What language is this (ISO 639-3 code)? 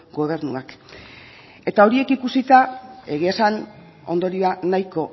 eus